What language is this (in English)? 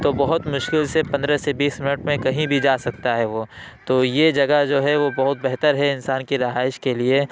Urdu